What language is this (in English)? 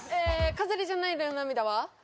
Japanese